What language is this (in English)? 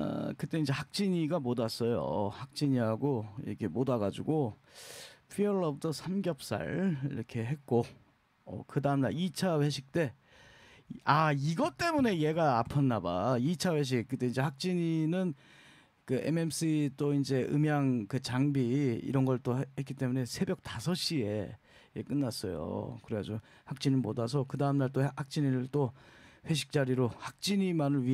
Korean